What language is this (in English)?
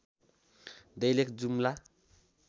Nepali